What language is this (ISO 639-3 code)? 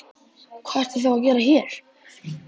isl